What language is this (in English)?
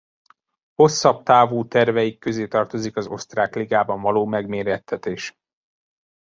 Hungarian